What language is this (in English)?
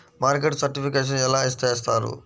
Telugu